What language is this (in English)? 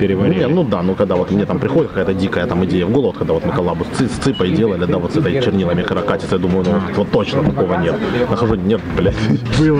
Russian